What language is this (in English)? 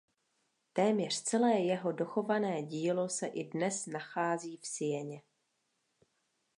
Czech